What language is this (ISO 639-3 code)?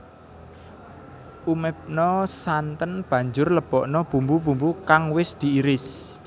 jav